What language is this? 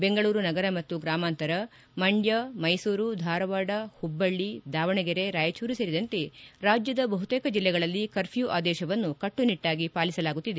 Kannada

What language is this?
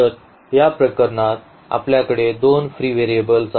Marathi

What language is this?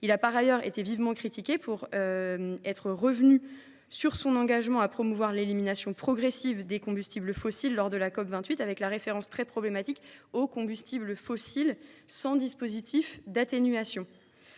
French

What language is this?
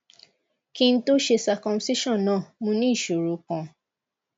Yoruba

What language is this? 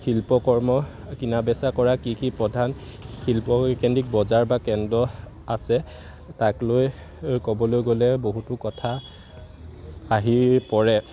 Assamese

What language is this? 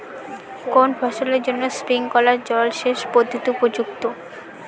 Bangla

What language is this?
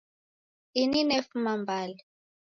Taita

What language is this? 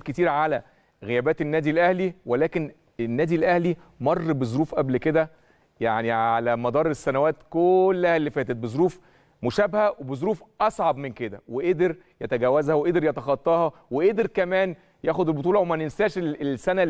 Arabic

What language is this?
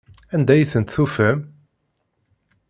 Kabyle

